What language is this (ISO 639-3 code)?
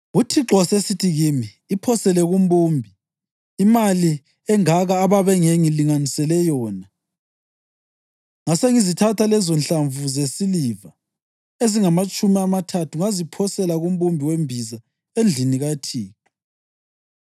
nde